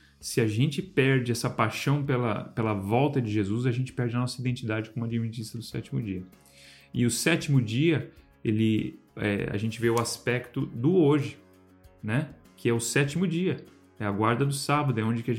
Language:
Portuguese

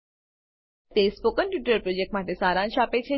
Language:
Gujarati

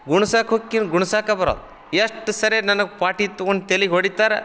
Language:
Kannada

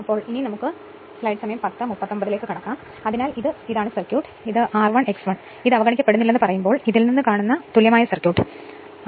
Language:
Malayalam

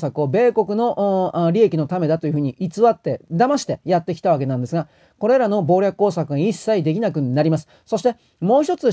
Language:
Japanese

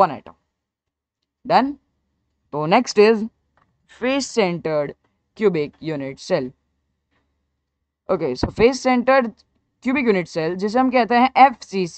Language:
Hindi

